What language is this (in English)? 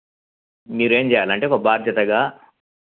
Telugu